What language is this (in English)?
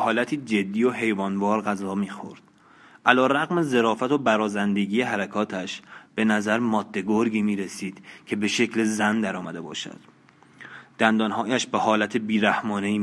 Persian